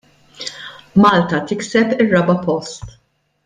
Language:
Maltese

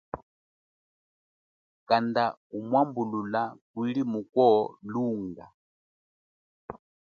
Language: Chokwe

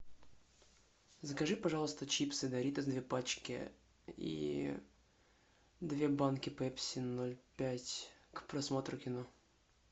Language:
Russian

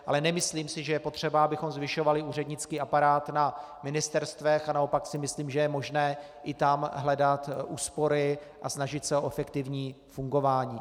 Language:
Czech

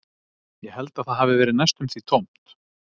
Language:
Icelandic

